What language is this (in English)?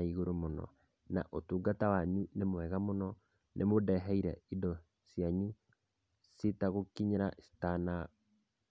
Kikuyu